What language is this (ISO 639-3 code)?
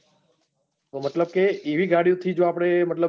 guj